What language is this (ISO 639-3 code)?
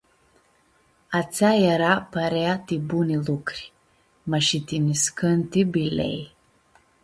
rup